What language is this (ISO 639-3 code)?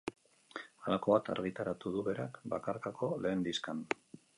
eus